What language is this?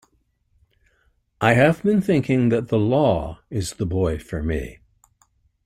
English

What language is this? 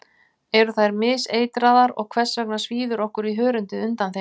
Icelandic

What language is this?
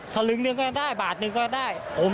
Thai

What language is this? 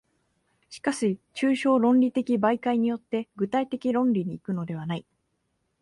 Japanese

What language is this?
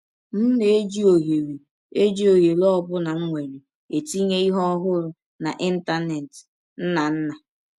Igbo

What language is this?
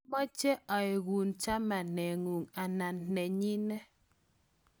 Kalenjin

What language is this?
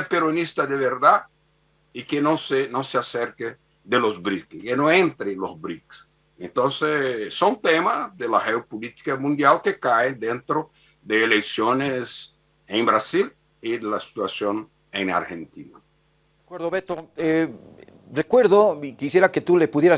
Spanish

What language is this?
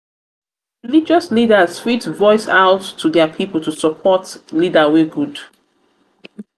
Nigerian Pidgin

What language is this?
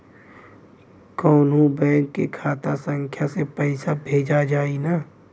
Bhojpuri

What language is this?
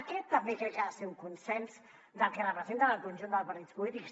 Catalan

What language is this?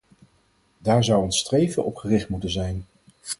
Dutch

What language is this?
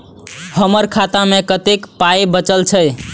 Maithili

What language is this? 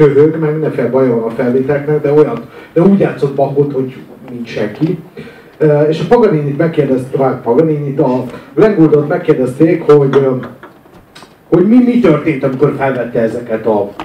Hungarian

